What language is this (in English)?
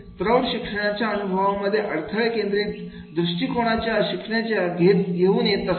Marathi